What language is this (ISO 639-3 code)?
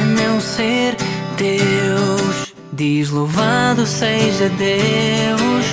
por